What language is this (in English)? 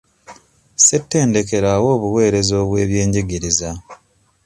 Ganda